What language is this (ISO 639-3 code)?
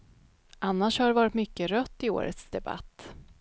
swe